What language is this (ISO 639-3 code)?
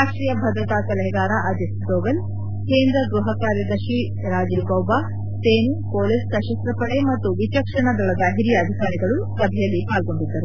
kan